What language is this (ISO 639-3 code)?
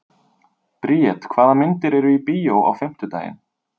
isl